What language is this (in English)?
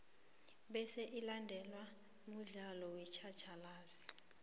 South Ndebele